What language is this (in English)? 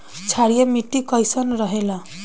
Bhojpuri